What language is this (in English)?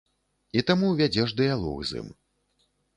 Belarusian